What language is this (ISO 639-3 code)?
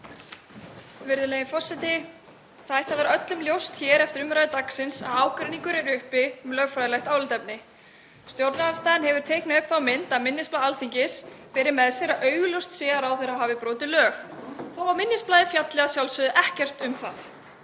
isl